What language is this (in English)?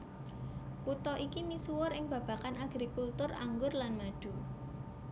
Javanese